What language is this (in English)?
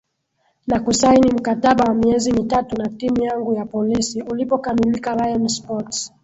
Swahili